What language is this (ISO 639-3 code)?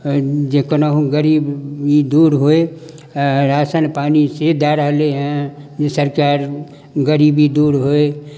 mai